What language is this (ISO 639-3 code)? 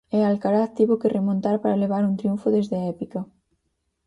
glg